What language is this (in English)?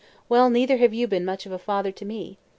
English